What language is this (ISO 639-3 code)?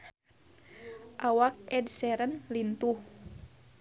sun